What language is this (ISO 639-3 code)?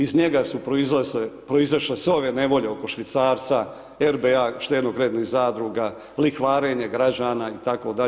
hrv